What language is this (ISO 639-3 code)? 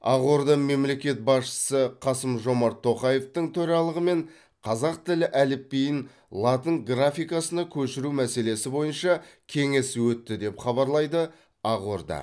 kaz